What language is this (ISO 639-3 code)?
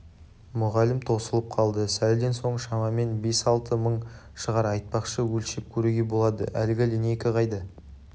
kaz